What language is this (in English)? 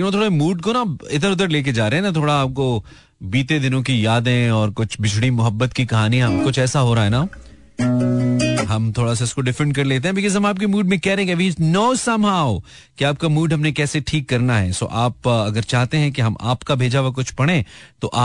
Hindi